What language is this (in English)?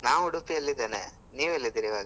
Kannada